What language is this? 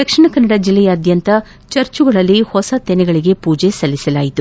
Kannada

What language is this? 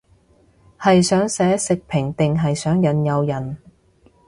Cantonese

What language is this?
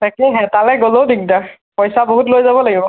Assamese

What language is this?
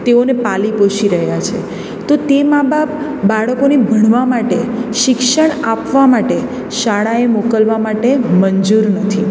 Gujarati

